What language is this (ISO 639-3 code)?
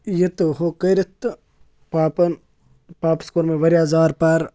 kas